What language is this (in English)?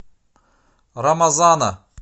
Russian